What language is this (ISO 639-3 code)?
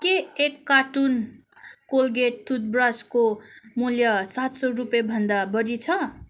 nep